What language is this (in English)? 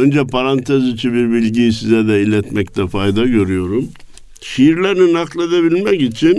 Turkish